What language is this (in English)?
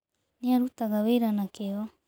Kikuyu